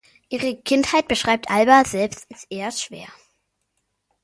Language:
German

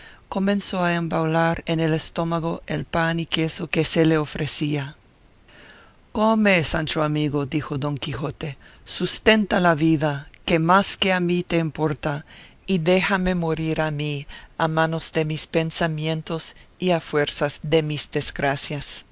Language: Spanish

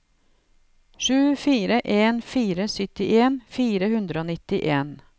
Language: Norwegian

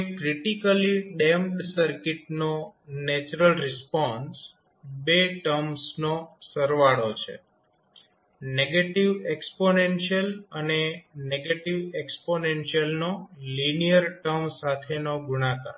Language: Gujarati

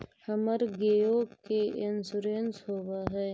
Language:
Magahi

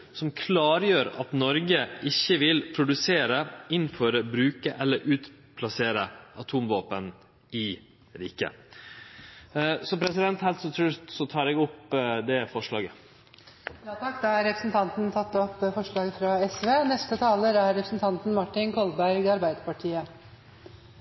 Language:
Norwegian Nynorsk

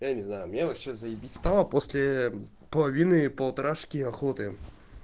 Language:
Russian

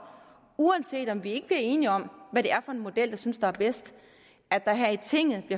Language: Danish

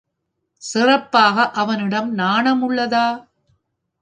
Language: Tamil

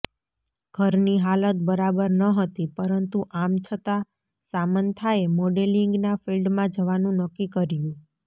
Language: Gujarati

